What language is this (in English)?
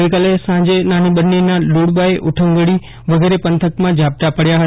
Gujarati